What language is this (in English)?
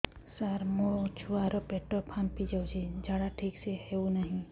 Odia